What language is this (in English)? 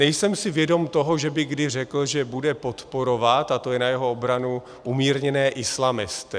Czech